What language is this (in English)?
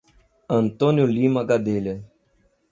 Portuguese